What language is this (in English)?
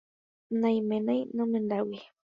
Guarani